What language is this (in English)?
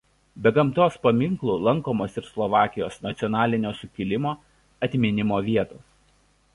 Lithuanian